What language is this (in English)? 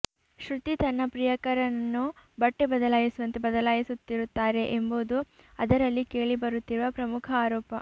Kannada